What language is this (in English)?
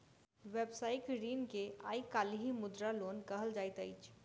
Maithili